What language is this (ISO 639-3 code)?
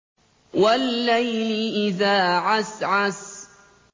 ara